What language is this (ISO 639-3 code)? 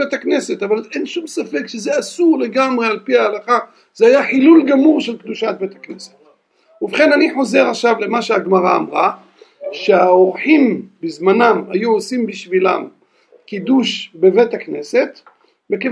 heb